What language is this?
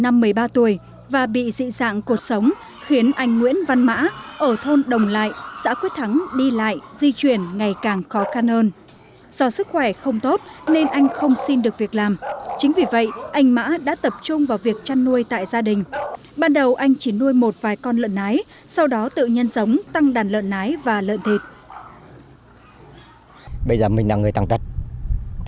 Vietnamese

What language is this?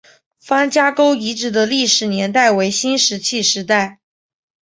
Chinese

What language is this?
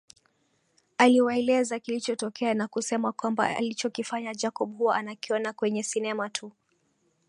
Swahili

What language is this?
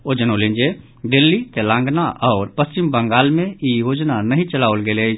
Maithili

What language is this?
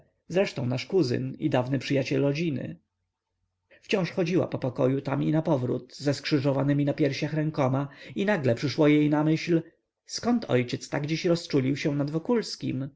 Polish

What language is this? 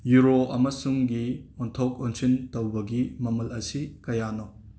Manipuri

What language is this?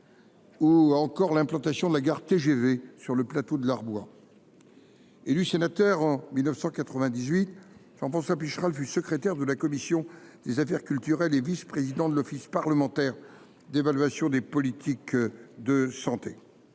French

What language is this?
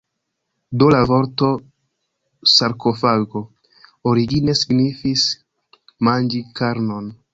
Esperanto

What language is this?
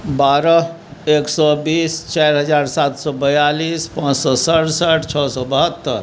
Maithili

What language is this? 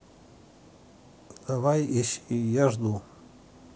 Russian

